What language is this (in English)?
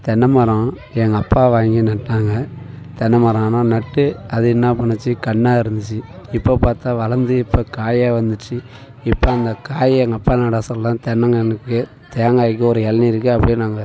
Tamil